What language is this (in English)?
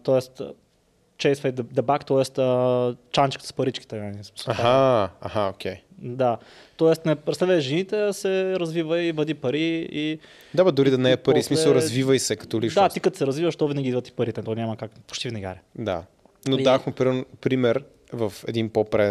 Bulgarian